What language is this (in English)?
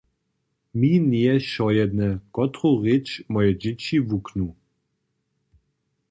Upper Sorbian